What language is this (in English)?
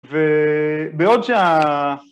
Hebrew